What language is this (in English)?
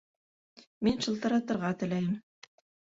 Bashkir